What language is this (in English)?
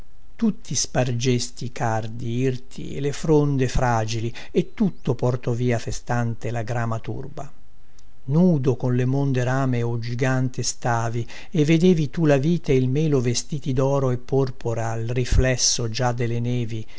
Italian